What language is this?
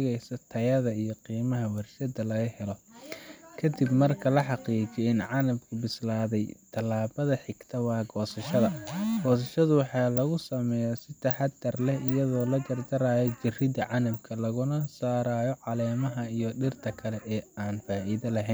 Somali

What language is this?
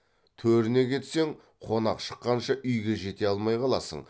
Kazakh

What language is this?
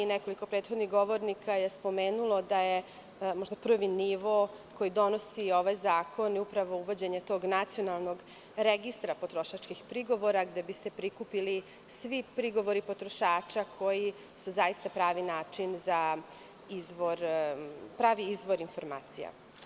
Serbian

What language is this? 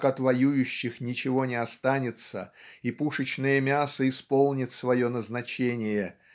Russian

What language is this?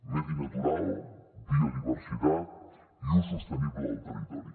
Catalan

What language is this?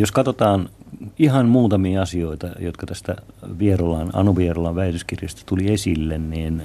Finnish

